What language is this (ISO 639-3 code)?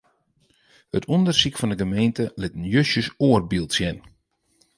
fry